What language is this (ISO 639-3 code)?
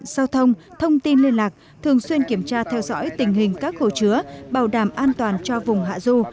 vie